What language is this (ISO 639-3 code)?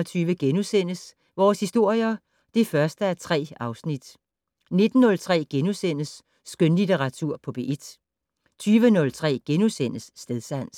dan